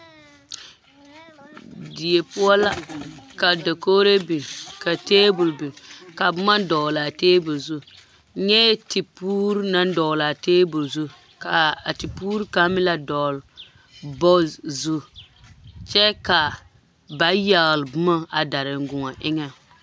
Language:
Southern Dagaare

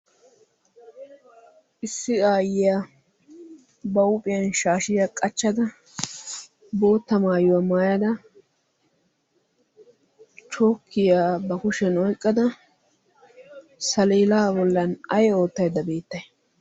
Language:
Wolaytta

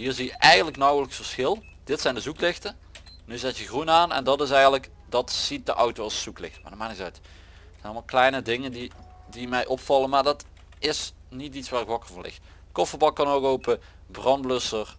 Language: Dutch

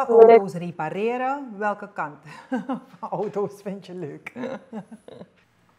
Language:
Dutch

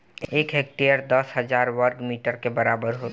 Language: Bhojpuri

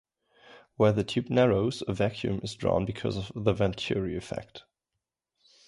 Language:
English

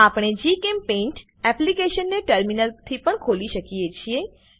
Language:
Gujarati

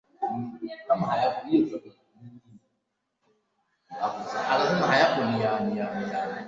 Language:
Swahili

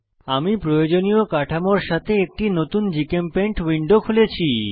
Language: Bangla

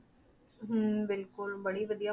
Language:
Punjabi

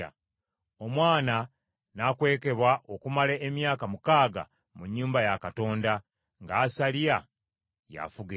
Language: Ganda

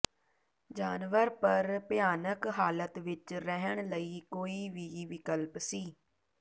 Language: Punjabi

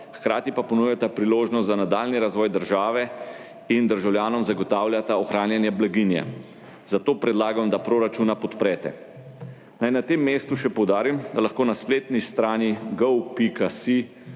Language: Slovenian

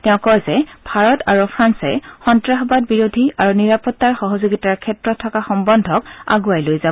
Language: Assamese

